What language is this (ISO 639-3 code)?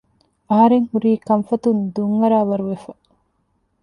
div